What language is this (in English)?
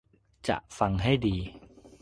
Thai